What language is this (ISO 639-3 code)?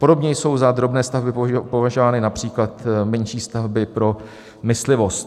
ces